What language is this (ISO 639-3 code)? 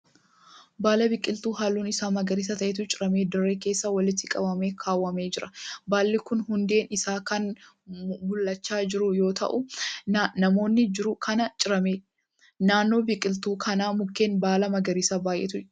orm